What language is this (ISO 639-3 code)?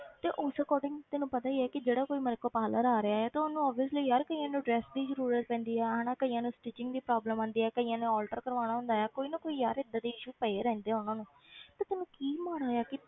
pan